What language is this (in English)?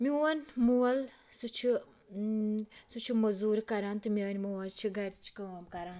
Kashmiri